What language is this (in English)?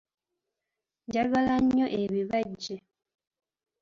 Ganda